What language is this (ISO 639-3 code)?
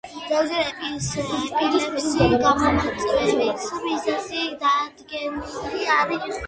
kat